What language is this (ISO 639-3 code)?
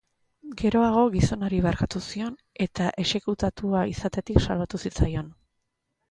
eus